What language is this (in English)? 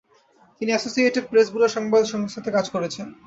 Bangla